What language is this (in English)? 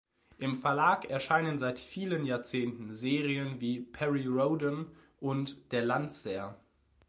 German